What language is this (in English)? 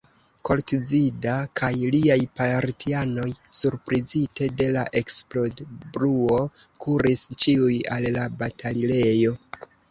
Esperanto